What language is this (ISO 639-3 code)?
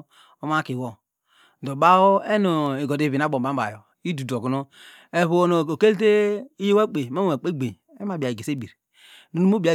deg